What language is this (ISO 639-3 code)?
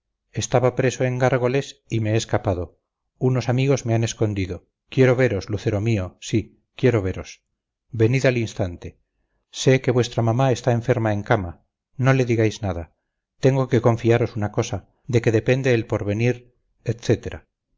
spa